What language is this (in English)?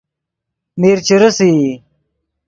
Yidgha